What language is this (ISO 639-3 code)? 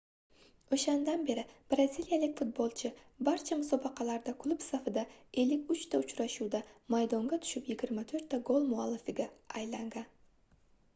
uzb